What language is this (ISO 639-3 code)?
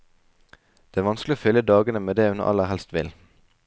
nor